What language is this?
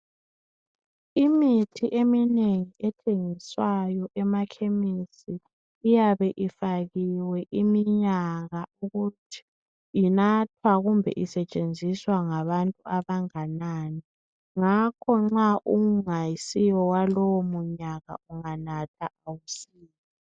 North Ndebele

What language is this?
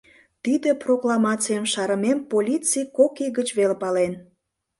Mari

